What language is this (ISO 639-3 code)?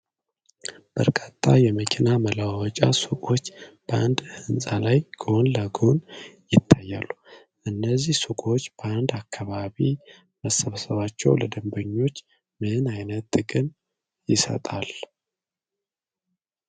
amh